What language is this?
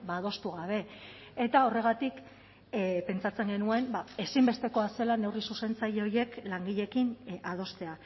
Basque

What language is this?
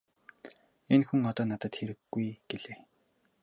Mongolian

